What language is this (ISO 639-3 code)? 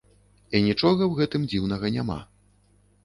bel